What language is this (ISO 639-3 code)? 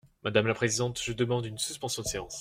fra